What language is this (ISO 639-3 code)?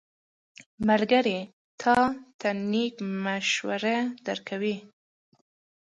pus